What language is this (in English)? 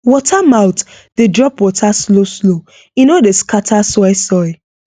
Nigerian Pidgin